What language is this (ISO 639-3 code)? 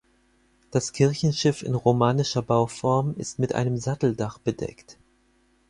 deu